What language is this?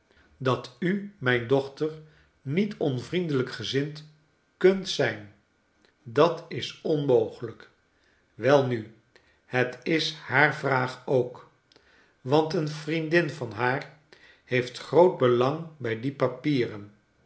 Dutch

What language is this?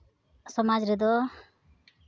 Santali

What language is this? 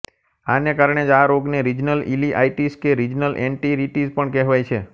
Gujarati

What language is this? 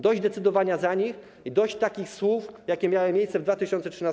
Polish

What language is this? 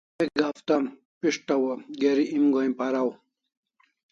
Kalasha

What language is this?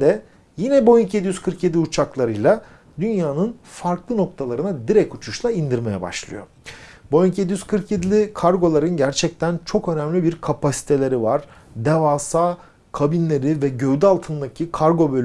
Turkish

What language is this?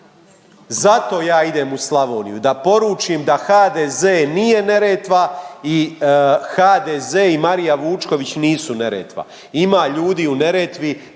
Croatian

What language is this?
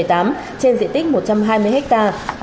Vietnamese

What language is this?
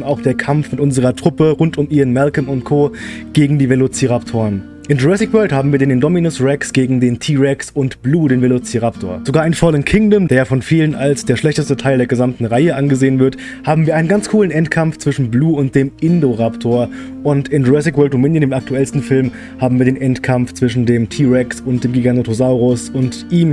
German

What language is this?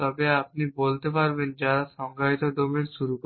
Bangla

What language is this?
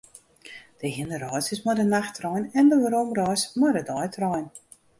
Western Frisian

